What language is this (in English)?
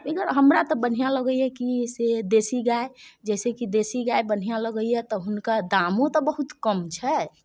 Maithili